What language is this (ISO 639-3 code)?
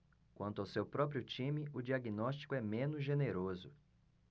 por